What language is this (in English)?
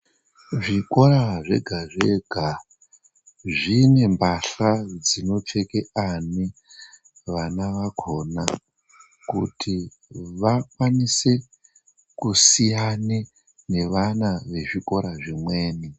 Ndau